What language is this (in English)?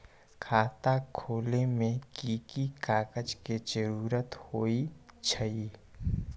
Magahi